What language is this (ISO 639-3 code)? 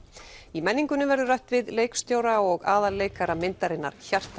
isl